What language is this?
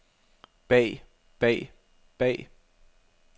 Danish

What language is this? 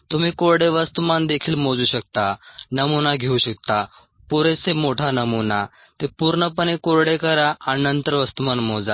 Marathi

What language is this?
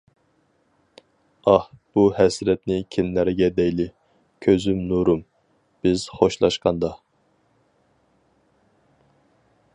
Uyghur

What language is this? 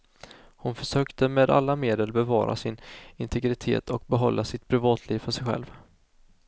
Swedish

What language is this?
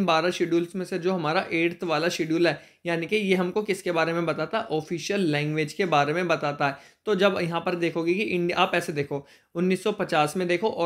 Hindi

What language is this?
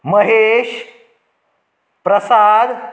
Konkani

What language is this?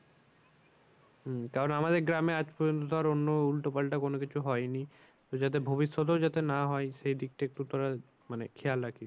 Bangla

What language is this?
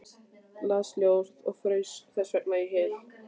Icelandic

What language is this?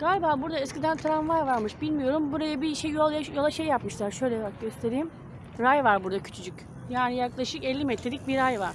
Turkish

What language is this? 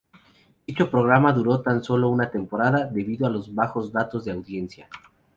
Spanish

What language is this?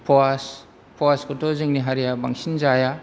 Bodo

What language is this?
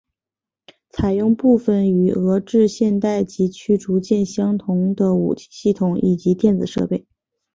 Chinese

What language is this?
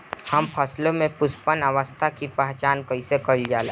Bhojpuri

